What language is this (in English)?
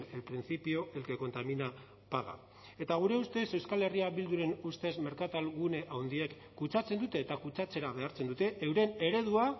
Basque